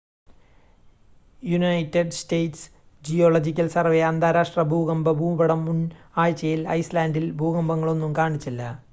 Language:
Malayalam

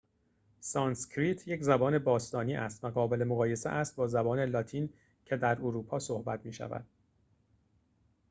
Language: Persian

